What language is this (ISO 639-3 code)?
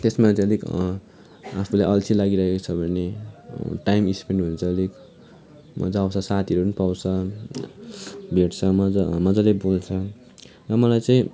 nep